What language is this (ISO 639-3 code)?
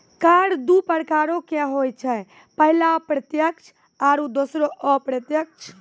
mai